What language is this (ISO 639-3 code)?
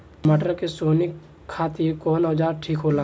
bho